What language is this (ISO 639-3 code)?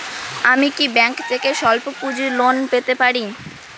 ben